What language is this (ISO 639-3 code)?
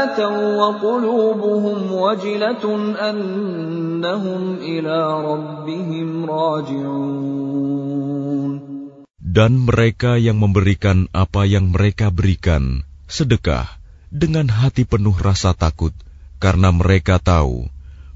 ara